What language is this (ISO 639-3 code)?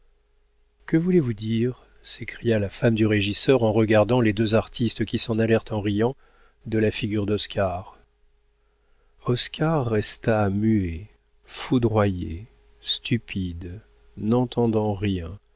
fra